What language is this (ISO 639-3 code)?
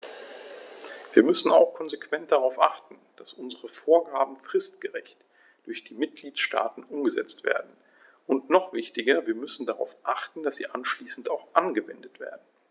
deu